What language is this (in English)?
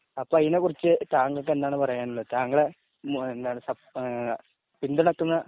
Malayalam